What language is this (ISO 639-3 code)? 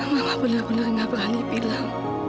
ind